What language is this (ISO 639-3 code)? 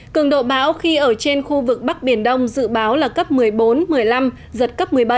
vie